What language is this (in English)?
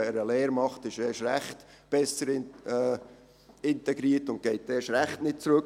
Swiss German